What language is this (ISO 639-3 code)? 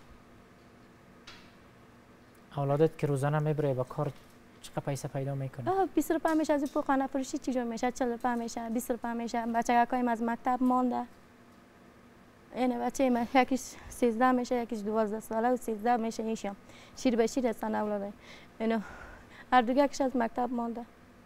ara